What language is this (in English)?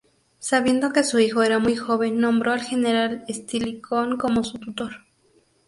Spanish